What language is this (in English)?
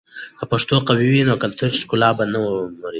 Pashto